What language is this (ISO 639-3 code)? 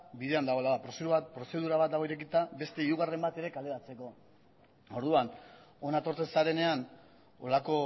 eus